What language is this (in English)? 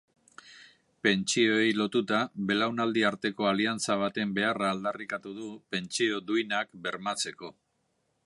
Basque